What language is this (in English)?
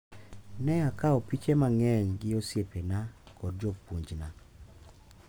Luo (Kenya and Tanzania)